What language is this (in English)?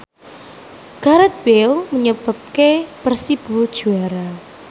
Javanese